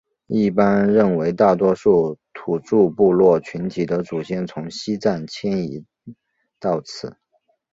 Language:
Chinese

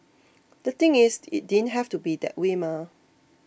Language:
English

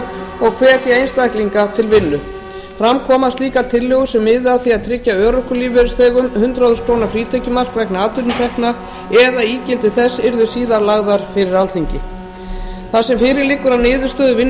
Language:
Icelandic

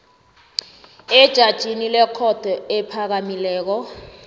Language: South Ndebele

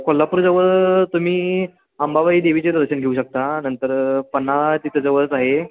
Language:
Marathi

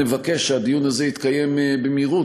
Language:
Hebrew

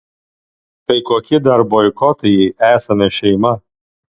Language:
Lithuanian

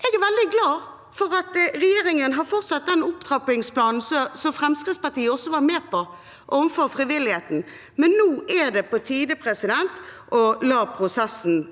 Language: Norwegian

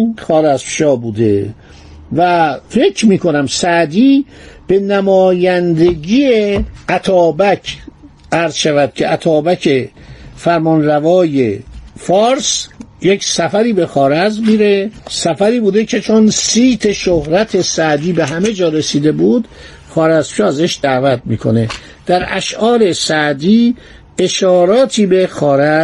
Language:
Persian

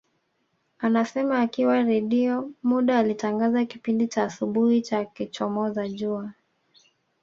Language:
Swahili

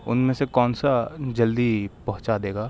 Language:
Urdu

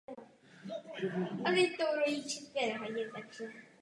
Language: Czech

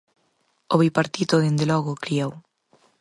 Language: Galician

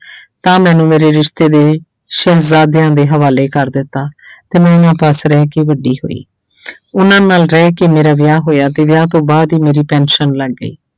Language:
Punjabi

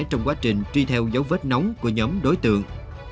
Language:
Vietnamese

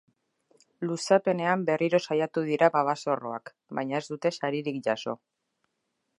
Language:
Basque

